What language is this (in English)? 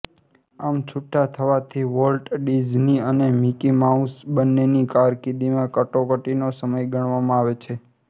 Gujarati